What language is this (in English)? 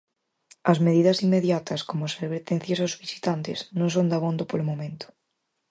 Galician